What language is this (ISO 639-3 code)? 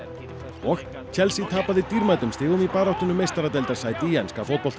isl